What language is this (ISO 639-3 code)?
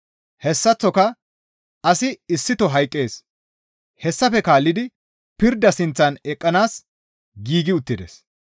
gmv